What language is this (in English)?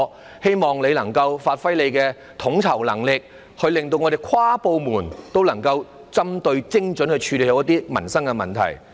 Cantonese